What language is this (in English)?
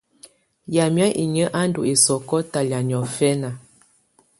Tunen